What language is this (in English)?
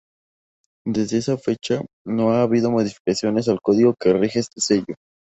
Spanish